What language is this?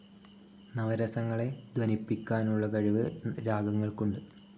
Malayalam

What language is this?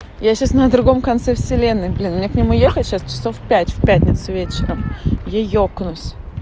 Russian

